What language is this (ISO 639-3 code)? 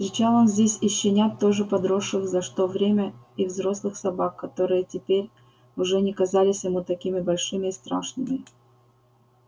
rus